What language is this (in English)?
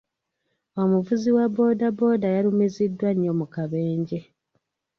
Ganda